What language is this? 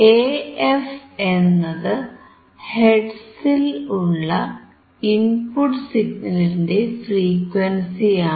Malayalam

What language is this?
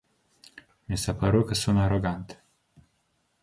Romanian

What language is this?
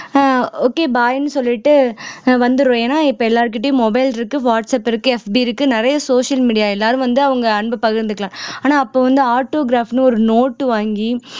Tamil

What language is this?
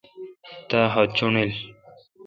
Kalkoti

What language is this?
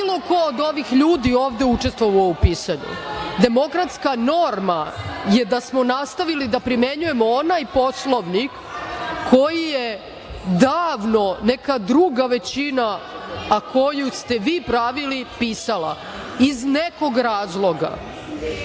Serbian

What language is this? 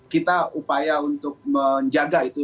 Indonesian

